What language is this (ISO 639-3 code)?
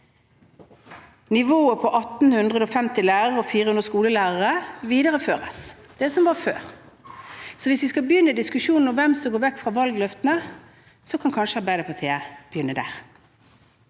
nor